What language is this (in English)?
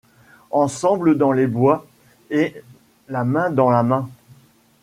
French